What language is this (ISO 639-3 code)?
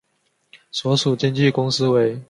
zho